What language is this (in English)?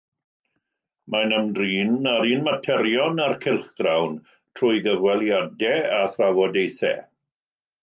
Welsh